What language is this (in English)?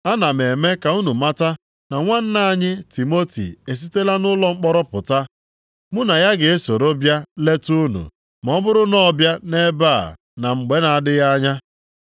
Igbo